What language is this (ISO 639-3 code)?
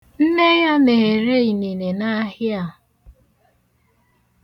ibo